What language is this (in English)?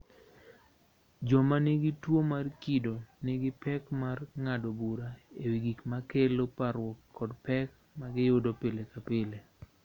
Luo (Kenya and Tanzania)